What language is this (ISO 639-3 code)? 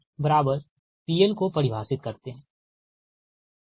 hin